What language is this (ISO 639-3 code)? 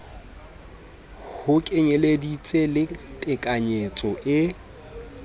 sot